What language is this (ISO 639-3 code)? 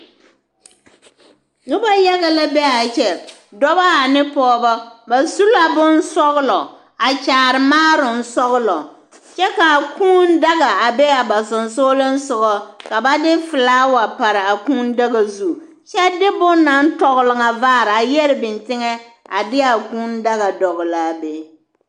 dga